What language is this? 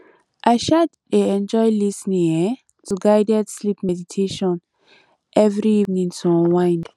Nigerian Pidgin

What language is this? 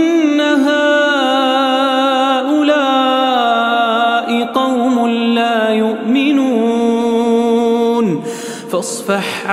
Arabic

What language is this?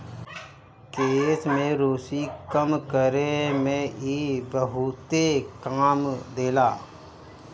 Bhojpuri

